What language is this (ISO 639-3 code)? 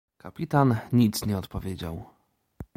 pol